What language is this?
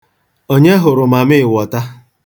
Igbo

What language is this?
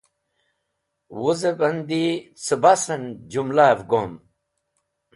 Wakhi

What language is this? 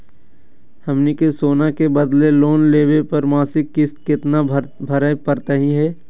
Magahi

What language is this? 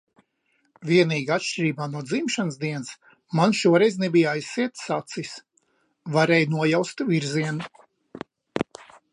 Latvian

